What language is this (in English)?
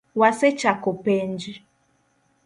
Luo (Kenya and Tanzania)